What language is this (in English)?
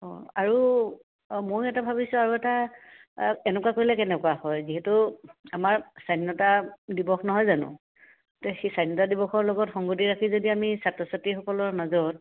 Assamese